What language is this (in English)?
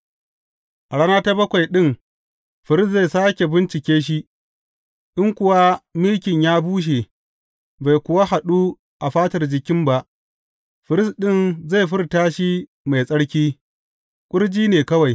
Hausa